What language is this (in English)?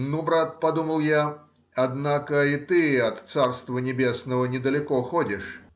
Russian